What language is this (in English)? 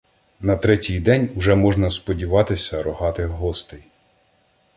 Ukrainian